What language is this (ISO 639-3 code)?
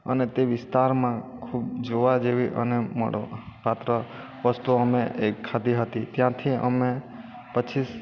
guj